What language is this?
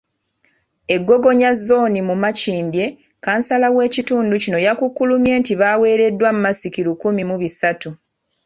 Ganda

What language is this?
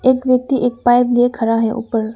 Hindi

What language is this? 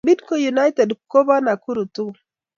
Kalenjin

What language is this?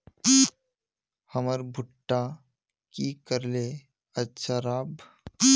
Magahi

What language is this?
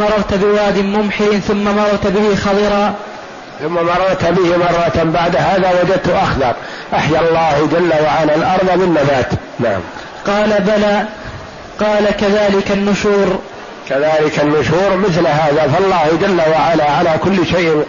Arabic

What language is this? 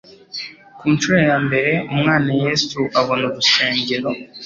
Kinyarwanda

